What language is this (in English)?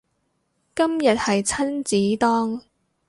Cantonese